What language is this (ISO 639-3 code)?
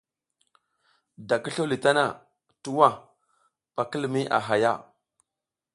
giz